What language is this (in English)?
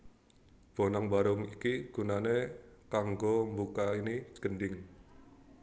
Javanese